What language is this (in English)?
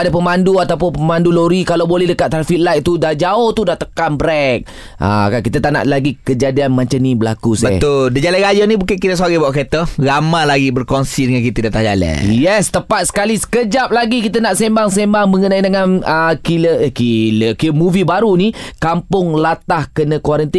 Malay